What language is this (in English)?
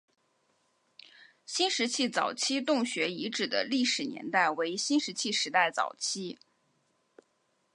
Chinese